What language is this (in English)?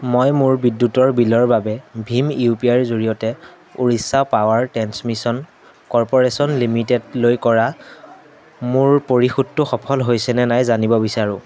Assamese